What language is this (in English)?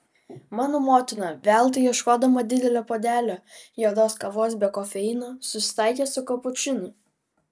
Lithuanian